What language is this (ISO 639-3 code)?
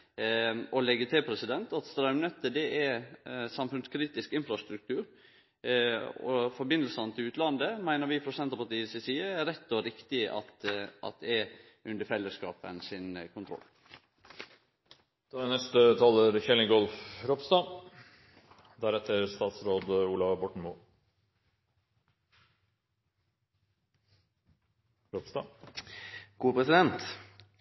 nor